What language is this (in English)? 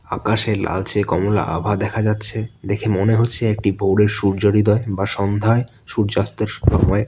Bangla